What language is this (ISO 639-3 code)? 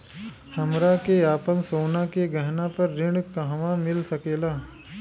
bho